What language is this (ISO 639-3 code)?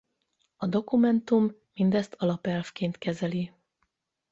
hun